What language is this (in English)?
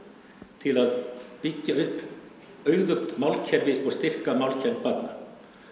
Icelandic